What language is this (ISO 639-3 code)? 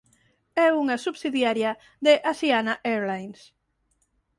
glg